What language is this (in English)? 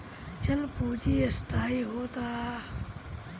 Bhojpuri